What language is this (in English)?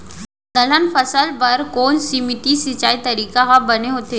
Chhattisgarhi